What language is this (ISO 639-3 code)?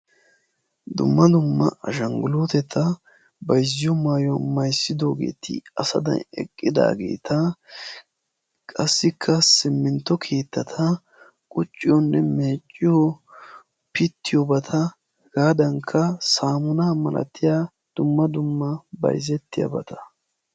wal